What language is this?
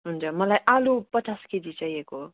Nepali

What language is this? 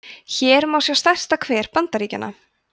Icelandic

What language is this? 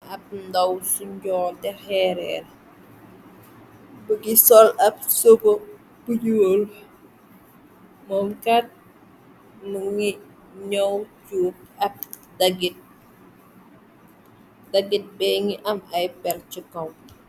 Wolof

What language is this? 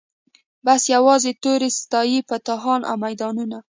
Pashto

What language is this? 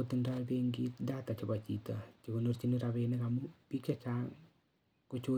Kalenjin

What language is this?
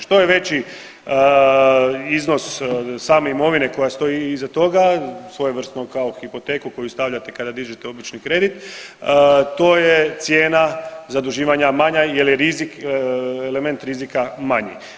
Croatian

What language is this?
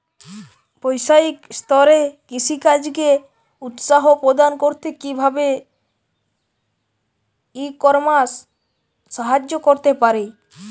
Bangla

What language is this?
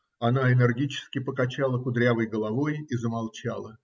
Russian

